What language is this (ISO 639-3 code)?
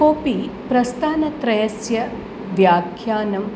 san